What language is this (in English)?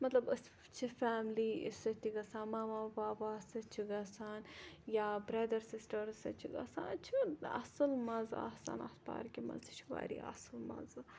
Kashmiri